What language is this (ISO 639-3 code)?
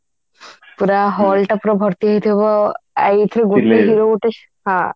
ori